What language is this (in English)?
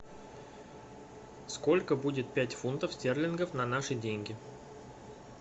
Russian